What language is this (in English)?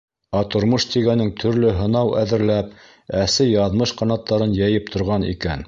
Bashkir